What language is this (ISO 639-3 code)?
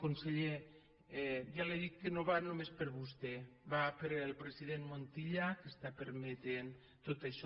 cat